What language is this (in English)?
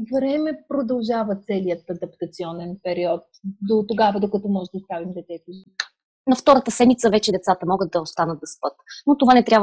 Bulgarian